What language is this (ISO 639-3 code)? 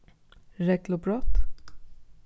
fao